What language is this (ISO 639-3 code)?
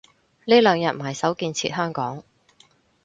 yue